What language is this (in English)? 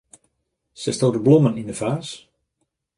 Western Frisian